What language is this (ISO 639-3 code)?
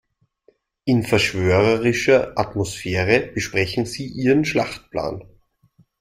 deu